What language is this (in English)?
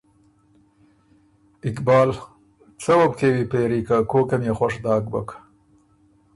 Ormuri